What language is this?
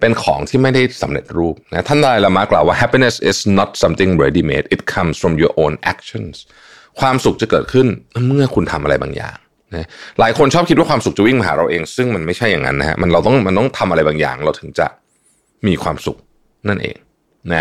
Thai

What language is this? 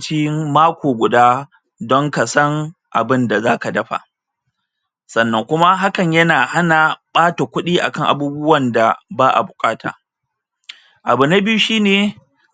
Hausa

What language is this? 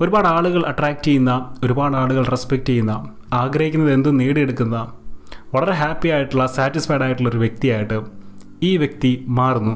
Malayalam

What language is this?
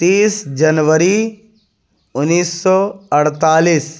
Urdu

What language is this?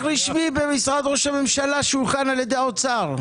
Hebrew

